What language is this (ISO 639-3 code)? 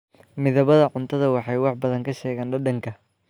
som